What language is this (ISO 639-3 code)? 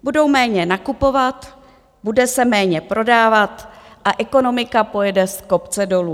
ces